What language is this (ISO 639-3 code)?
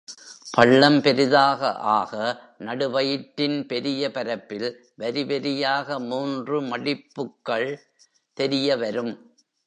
tam